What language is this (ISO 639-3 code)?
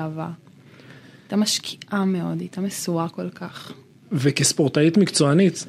heb